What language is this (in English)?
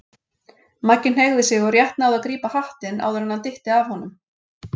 Icelandic